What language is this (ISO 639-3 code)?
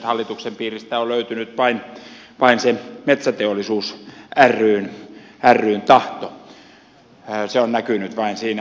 fin